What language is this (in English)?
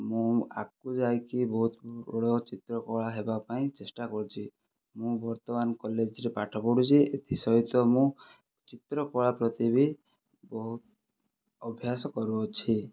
Odia